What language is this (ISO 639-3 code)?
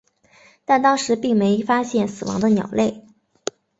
zho